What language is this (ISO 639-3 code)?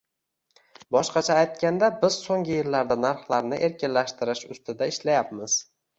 uzb